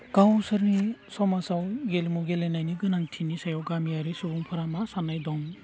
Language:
Bodo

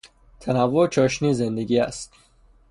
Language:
Persian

